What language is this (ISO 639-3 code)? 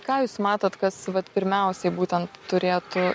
lit